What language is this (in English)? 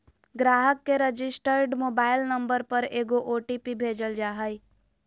Magahi